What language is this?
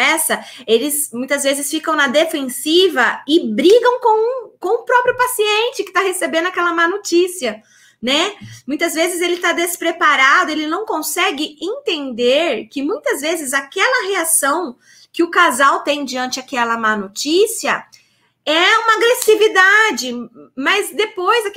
Portuguese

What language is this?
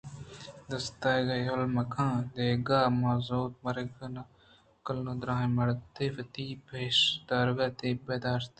Eastern Balochi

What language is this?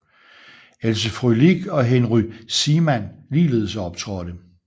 Danish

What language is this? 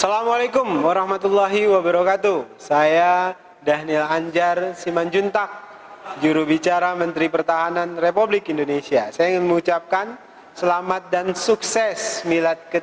Indonesian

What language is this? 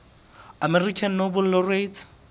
Southern Sotho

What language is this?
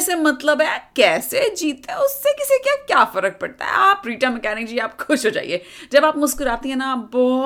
Hindi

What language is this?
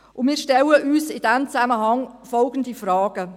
Swiss German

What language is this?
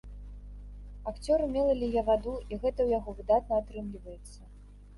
Belarusian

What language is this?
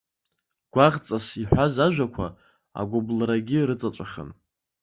Abkhazian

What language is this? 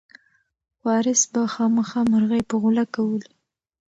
Pashto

